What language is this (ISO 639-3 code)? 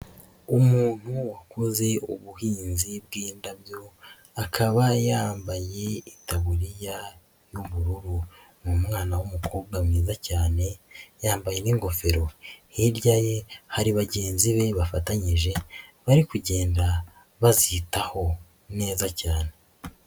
kin